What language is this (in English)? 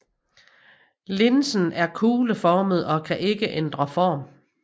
Danish